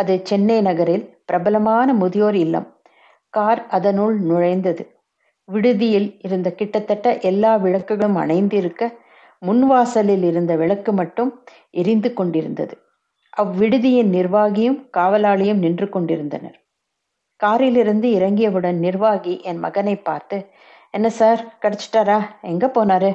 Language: Tamil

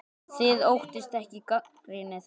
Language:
Icelandic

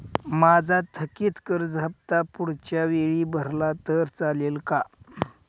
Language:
Marathi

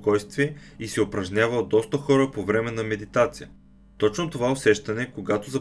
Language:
Bulgarian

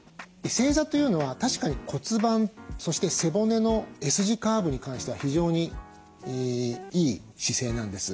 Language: Japanese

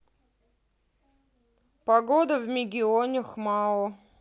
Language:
Russian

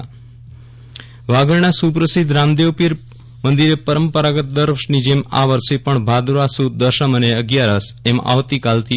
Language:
Gujarati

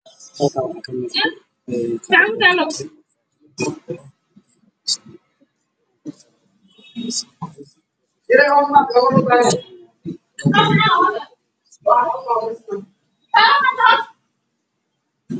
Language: Somali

